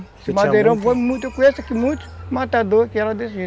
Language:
Portuguese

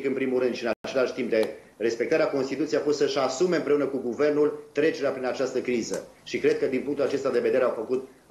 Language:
Romanian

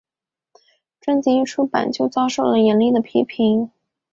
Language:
Chinese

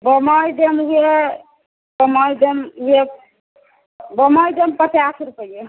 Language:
Maithili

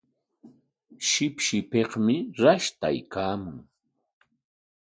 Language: Corongo Ancash Quechua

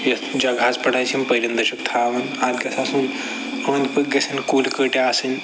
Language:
Kashmiri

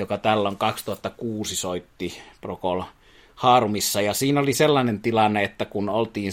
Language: Finnish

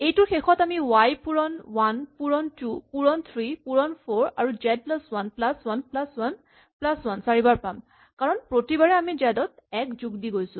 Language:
Assamese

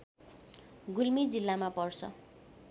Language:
Nepali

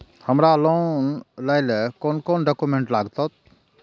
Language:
Maithili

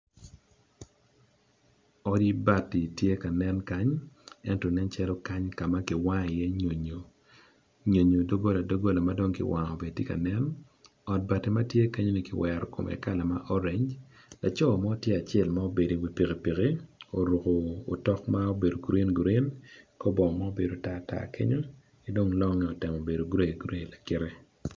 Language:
Acoli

